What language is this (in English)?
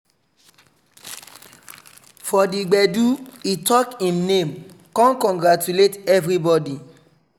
Nigerian Pidgin